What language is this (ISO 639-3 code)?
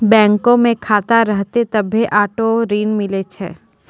mai